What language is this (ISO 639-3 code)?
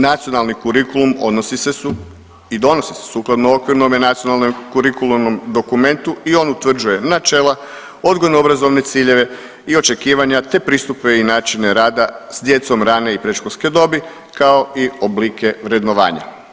hrv